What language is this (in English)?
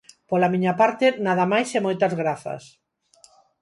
Galician